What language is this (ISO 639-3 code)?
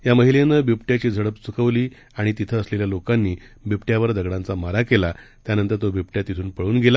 mar